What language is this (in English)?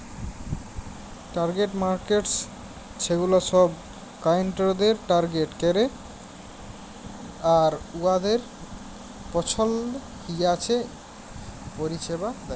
Bangla